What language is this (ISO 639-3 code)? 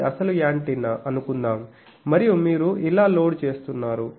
tel